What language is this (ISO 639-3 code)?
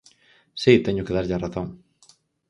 glg